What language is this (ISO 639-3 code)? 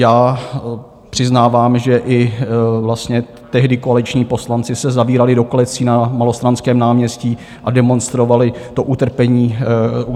ces